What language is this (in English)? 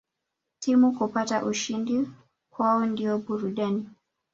Swahili